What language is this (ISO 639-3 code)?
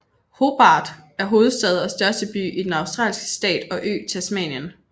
dan